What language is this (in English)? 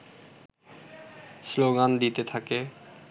Bangla